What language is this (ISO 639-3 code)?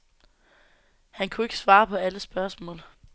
dan